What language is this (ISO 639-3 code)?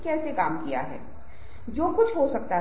hin